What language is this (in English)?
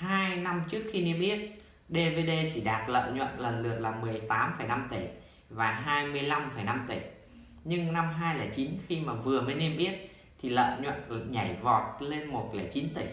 Vietnamese